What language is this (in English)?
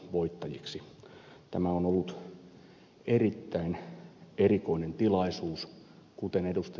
Finnish